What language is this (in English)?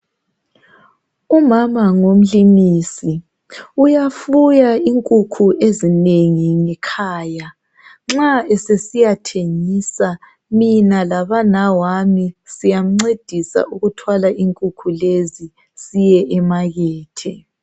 North Ndebele